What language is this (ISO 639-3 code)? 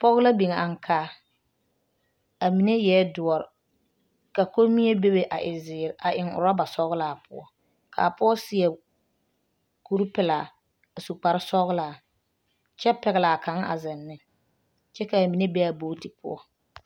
dga